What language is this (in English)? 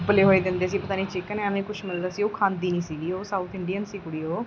Punjabi